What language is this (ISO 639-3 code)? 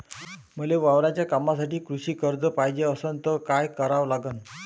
mar